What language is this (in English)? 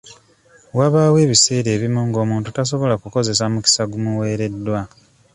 Ganda